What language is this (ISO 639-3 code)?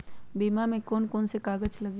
mag